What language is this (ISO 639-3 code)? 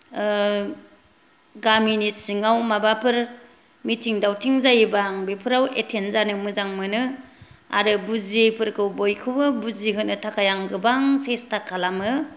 brx